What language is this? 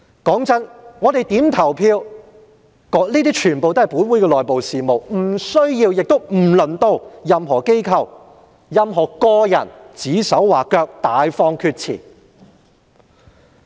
Cantonese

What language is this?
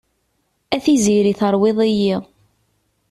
Kabyle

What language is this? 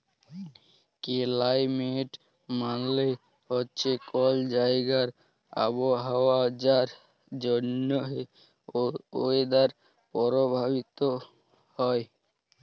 Bangla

